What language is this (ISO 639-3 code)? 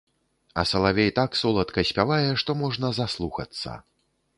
bel